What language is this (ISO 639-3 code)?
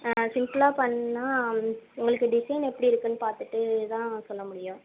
tam